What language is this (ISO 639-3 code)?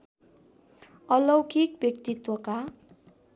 nep